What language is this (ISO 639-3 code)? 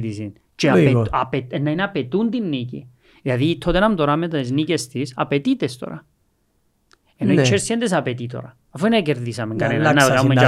ell